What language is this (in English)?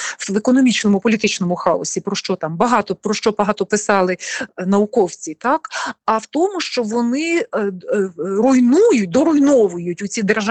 Ukrainian